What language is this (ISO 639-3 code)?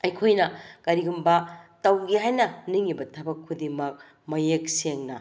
mni